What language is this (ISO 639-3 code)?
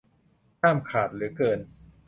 tha